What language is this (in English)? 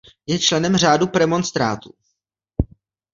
Czech